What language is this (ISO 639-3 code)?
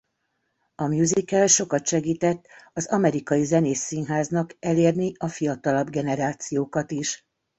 hun